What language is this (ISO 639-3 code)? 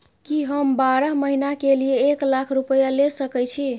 mai